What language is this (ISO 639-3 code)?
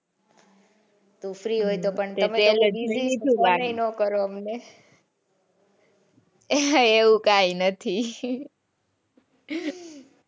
guj